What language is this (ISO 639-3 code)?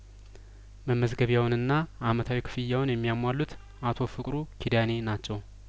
amh